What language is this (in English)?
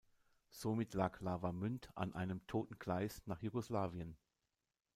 German